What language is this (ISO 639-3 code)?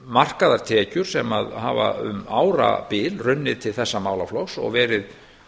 isl